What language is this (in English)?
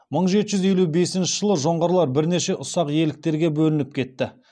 Kazakh